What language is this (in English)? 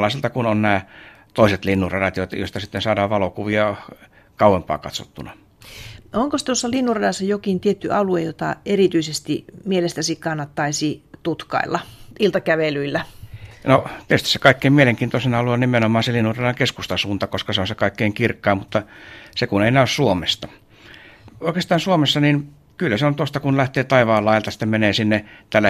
Finnish